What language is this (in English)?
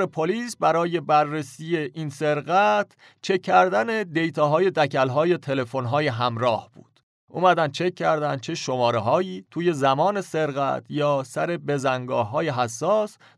Persian